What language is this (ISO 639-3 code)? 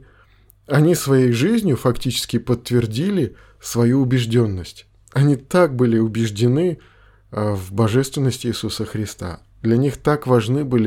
rus